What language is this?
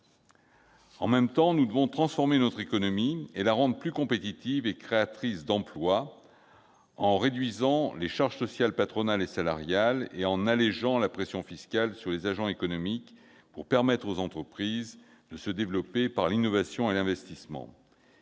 French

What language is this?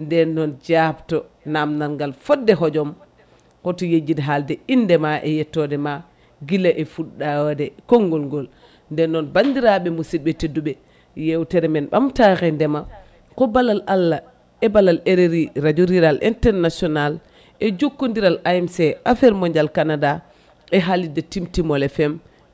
Fula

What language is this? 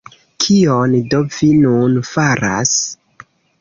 Esperanto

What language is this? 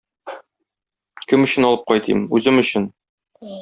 Tatar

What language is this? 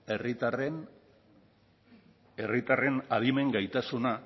Basque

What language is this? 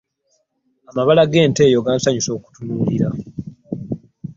Ganda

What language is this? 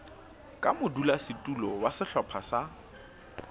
Southern Sotho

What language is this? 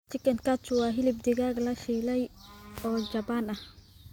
Somali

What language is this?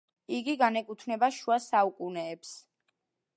Georgian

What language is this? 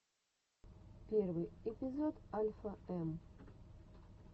Russian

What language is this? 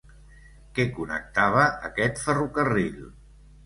Catalan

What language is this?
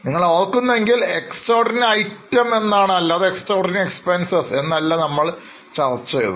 Malayalam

